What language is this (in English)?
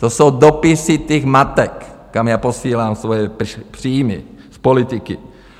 Czech